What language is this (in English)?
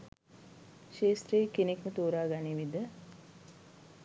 Sinhala